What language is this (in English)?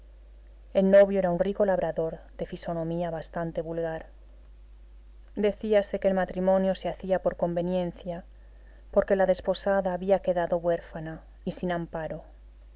Spanish